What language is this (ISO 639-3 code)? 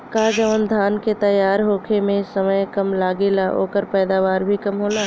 bho